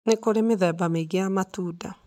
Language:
Kikuyu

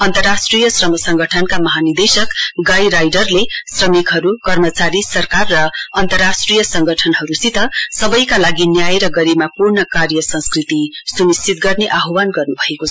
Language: Nepali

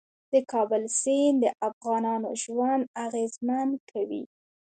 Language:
Pashto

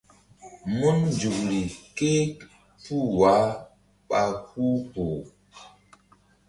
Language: Mbum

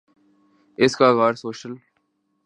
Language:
Urdu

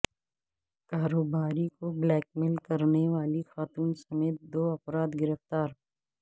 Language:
Urdu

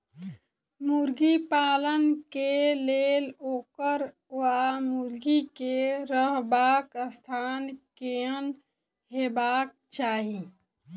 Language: Maithili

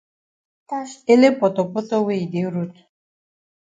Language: Cameroon Pidgin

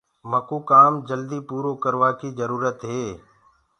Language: Gurgula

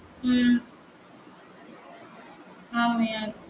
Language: Tamil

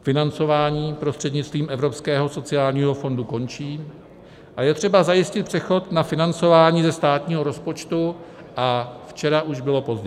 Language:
Czech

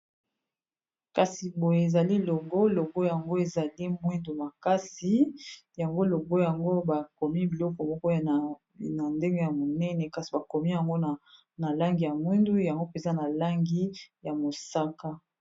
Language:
Lingala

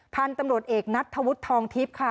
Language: Thai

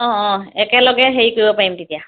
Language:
Assamese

